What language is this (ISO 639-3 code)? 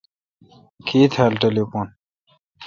xka